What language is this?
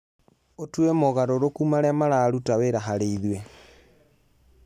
Kikuyu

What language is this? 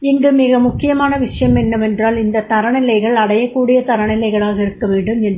Tamil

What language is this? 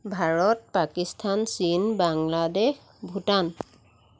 Assamese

